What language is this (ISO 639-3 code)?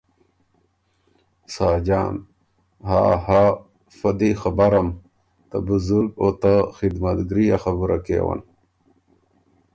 oru